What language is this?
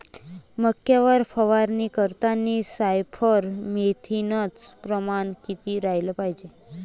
Marathi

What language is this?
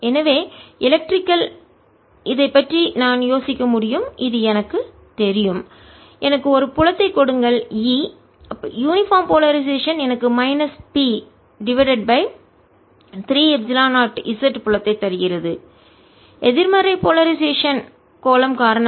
Tamil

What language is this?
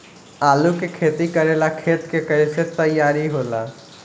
Bhojpuri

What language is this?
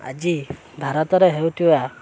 Odia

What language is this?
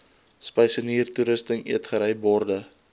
Afrikaans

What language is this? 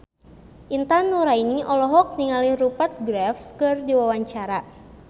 Sundanese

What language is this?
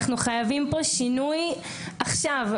Hebrew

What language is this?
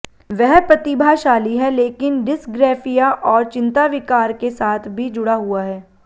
Hindi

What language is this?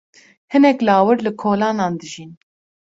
Kurdish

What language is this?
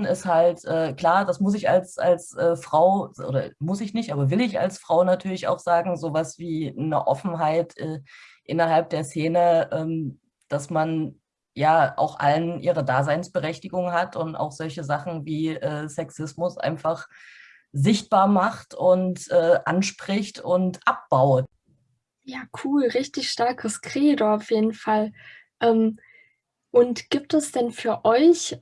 German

